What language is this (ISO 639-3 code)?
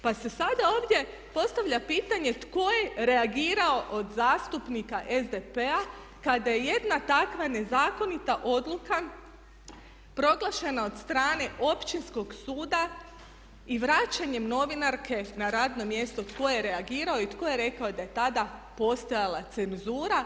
hrv